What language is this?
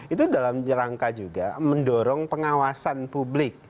Indonesian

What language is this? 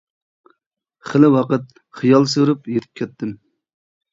Uyghur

